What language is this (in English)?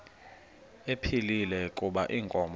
Xhosa